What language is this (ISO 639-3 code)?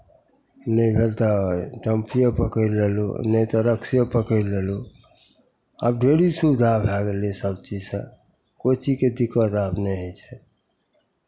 mai